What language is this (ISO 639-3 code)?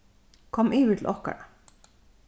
fao